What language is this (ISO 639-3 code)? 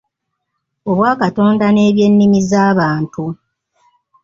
lug